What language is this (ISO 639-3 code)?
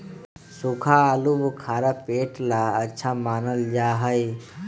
mag